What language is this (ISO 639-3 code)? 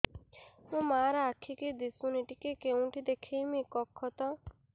ori